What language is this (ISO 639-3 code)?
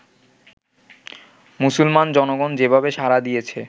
ben